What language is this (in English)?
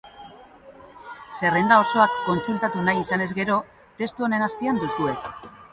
Basque